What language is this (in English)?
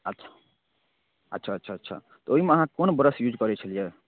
Maithili